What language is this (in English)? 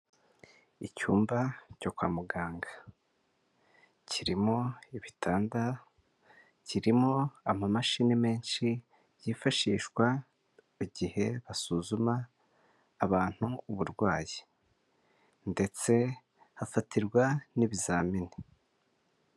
Kinyarwanda